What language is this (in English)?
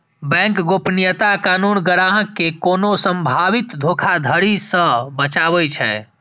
Maithili